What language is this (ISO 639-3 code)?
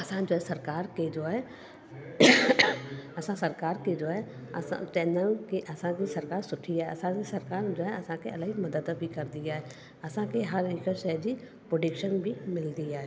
snd